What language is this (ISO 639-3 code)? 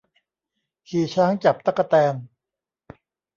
tha